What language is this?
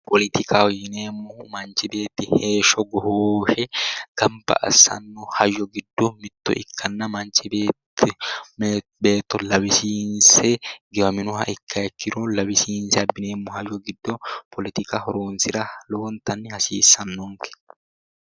Sidamo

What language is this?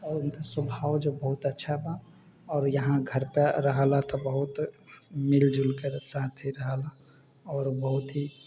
Maithili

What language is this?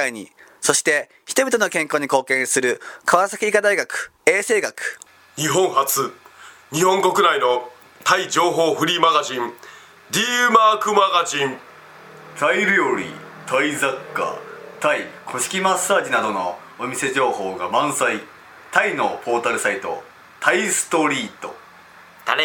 Japanese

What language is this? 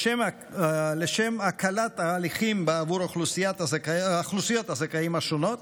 Hebrew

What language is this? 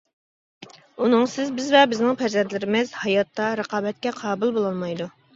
Uyghur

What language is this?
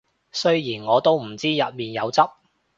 Cantonese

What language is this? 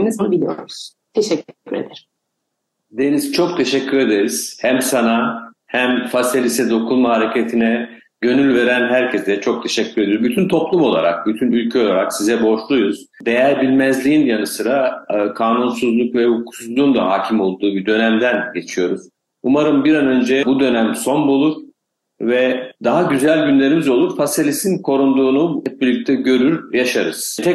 Turkish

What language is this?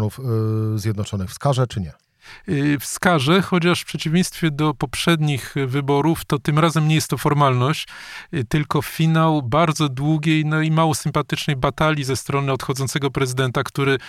Polish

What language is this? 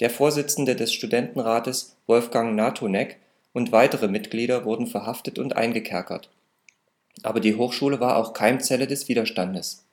German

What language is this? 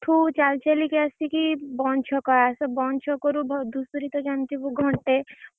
Odia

